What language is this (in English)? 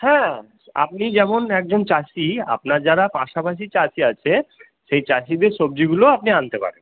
Bangla